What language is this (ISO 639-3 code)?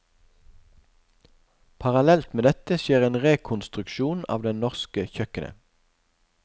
nor